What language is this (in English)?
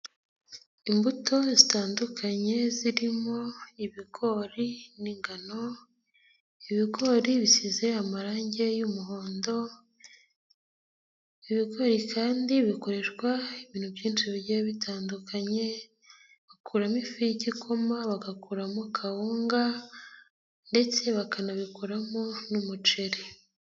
Kinyarwanda